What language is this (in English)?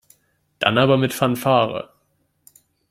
German